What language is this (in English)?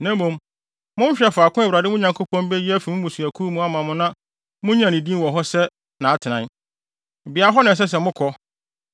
Akan